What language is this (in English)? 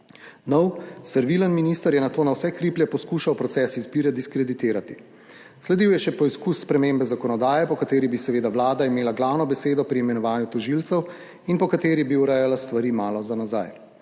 Slovenian